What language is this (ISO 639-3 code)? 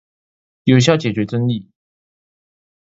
zho